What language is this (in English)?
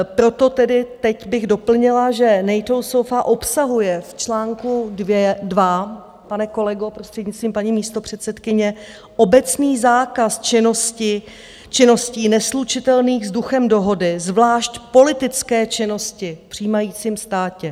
Czech